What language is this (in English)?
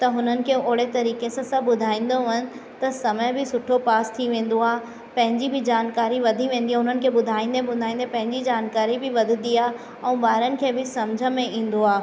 Sindhi